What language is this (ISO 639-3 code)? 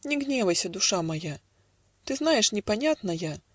rus